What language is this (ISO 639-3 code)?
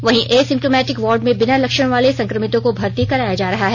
hin